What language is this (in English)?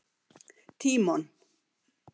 Icelandic